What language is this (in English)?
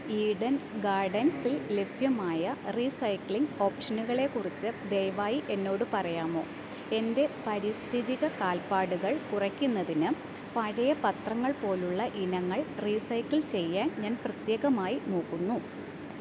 Malayalam